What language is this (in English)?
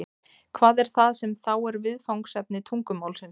Icelandic